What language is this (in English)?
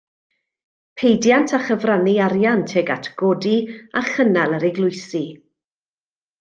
Welsh